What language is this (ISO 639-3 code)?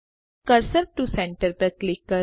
guj